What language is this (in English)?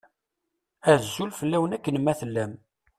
Kabyle